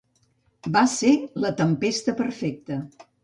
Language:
Catalan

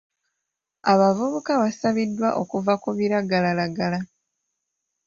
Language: Ganda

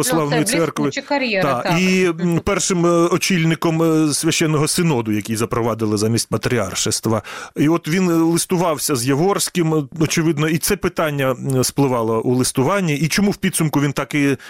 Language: Ukrainian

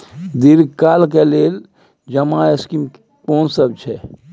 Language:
Maithili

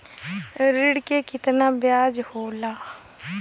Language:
Bhojpuri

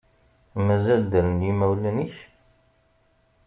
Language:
Kabyle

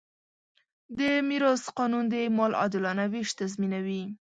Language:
Pashto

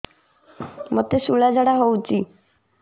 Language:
Odia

